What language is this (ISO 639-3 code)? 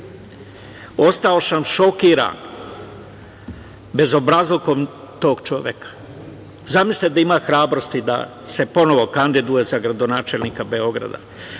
srp